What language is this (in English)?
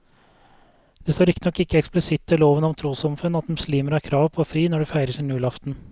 Norwegian